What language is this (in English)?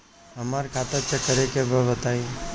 Bhojpuri